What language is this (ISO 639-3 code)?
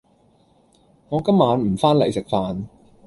yue